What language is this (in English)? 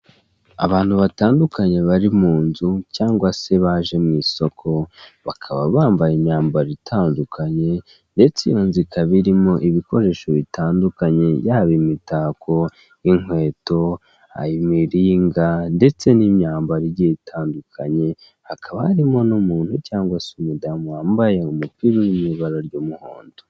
Kinyarwanda